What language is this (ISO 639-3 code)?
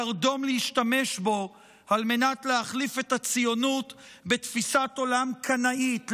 heb